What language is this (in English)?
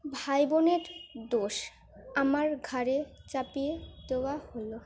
Bangla